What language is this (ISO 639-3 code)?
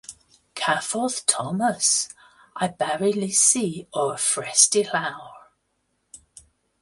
cym